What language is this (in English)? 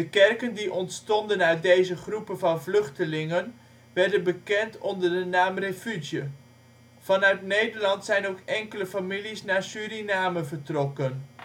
Dutch